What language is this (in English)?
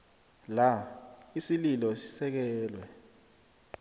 South Ndebele